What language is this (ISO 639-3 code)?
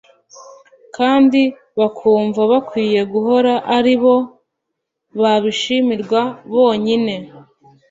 kin